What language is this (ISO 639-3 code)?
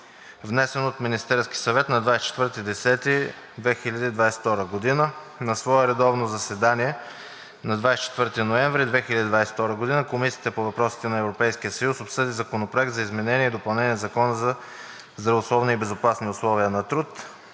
bul